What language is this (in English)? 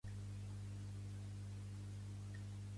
Catalan